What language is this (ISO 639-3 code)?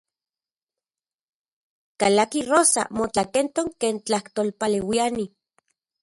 ncx